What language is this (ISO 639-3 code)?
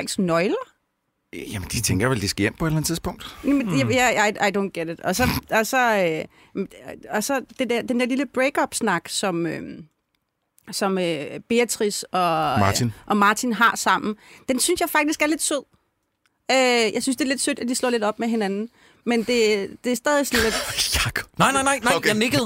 dan